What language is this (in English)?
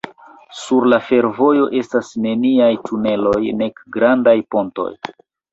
Esperanto